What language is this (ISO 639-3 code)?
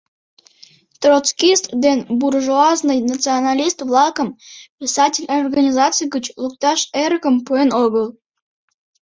chm